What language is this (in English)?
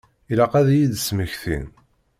Kabyle